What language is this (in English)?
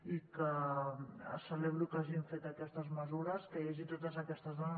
Catalan